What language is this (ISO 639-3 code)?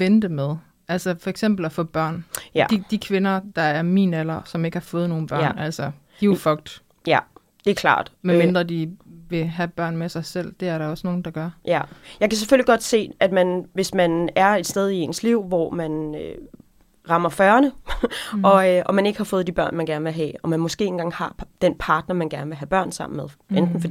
dan